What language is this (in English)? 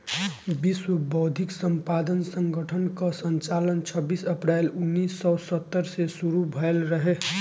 Bhojpuri